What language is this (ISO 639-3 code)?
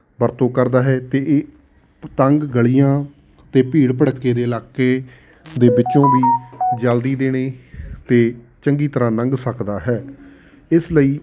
pan